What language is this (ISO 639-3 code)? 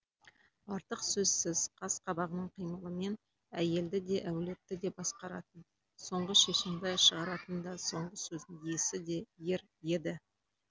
kaz